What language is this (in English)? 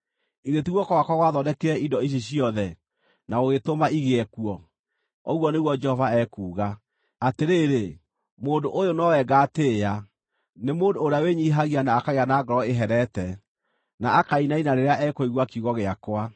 Kikuyu